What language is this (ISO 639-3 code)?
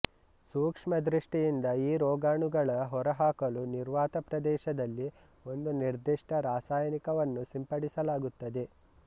kan